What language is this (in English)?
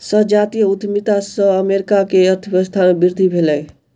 Maithili